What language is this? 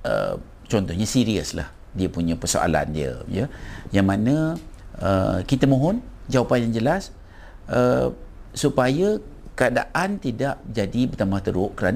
Malay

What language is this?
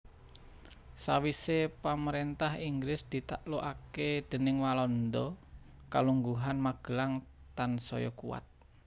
Javanese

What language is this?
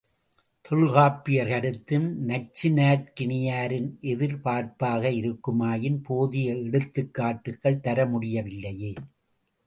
Tamil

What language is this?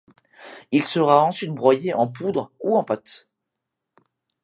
French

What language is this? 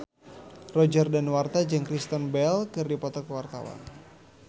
Sundanese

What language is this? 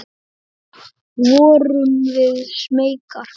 Icelandic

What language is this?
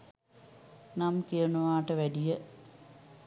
Sinhala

